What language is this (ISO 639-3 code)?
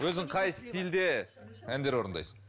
kaz